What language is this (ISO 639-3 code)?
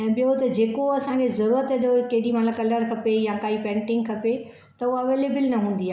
snd